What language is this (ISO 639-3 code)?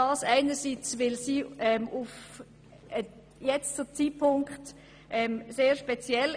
gsw